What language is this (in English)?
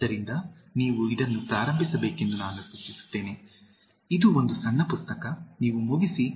Kannada